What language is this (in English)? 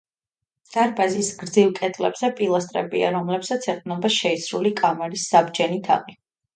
Georgian